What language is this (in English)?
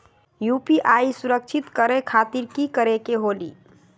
Magahi